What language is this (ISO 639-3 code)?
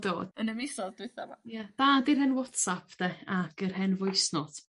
cym